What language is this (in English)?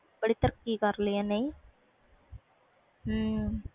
Punjabi